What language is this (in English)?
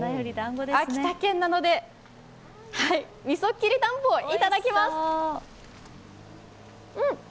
Japanese